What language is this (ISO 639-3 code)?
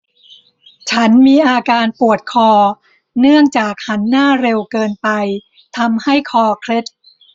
tha